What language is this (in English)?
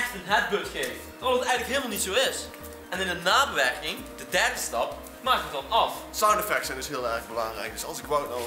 Dutch